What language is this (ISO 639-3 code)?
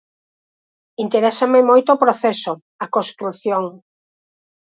glg